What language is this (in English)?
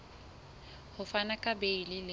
Southern Sotho